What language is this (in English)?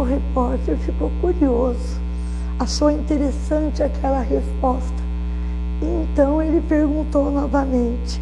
Portuguese